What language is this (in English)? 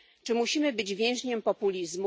Polish